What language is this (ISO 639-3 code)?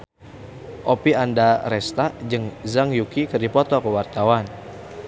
sun